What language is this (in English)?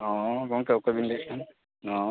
Santali